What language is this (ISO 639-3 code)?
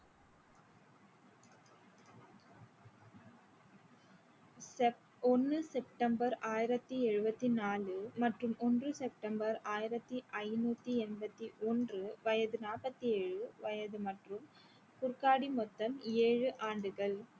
tam